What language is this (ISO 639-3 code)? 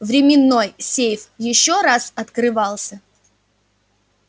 rus